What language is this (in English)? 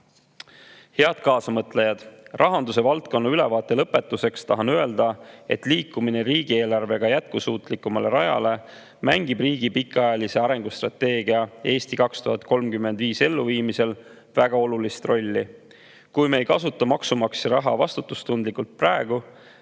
Estonian